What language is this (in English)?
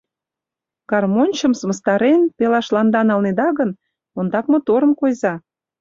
Mari